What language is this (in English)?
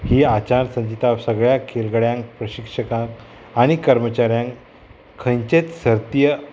Konkani